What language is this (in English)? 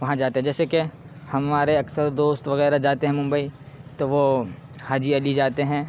Urdu